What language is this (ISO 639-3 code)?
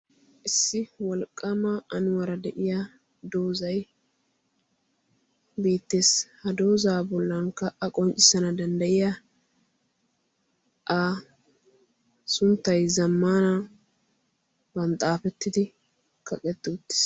wal